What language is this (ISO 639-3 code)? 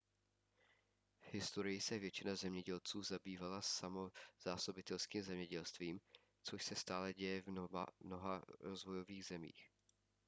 ces